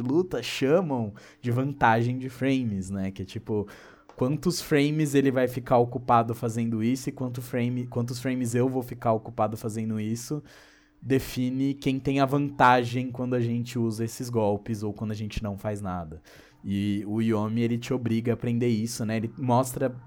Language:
Portuguese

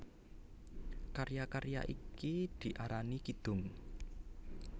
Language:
Javanese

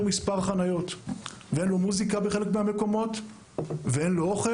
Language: Hebrew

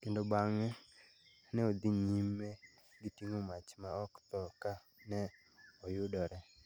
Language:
Luo (Kenya and Tanzania)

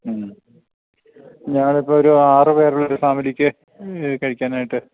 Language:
Malayalam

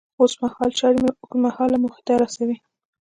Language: Pashto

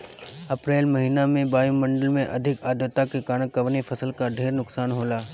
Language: Bhojpuri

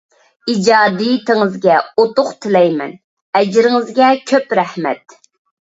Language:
Uyghur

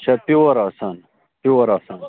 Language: Kashmiri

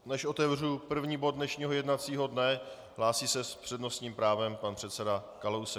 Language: Czech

